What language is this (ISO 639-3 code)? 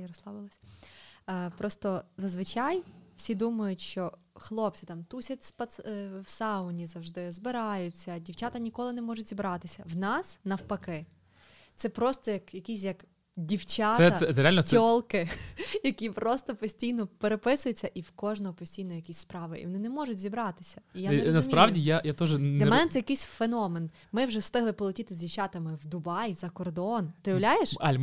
ukr